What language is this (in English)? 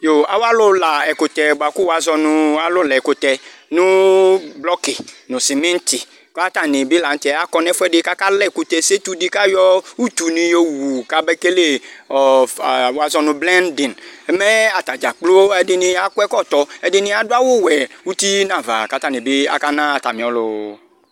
Ikposo